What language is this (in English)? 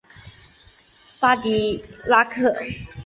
Chinese